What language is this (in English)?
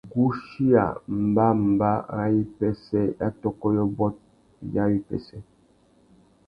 Tuki